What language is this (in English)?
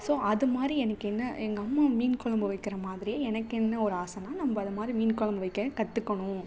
Tamil